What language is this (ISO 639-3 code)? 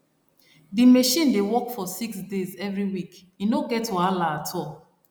pcm